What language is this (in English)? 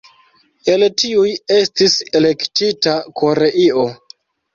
Esperanto